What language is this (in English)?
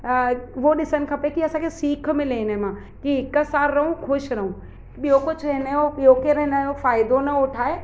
Sindhi